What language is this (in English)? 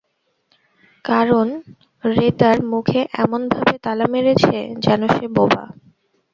Bangla